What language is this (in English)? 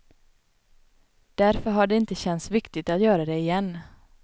Swedish